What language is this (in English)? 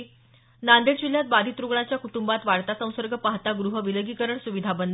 Marathi